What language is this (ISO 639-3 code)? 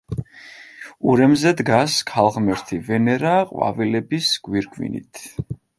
kat